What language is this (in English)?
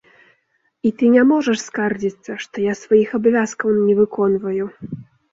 Belarusian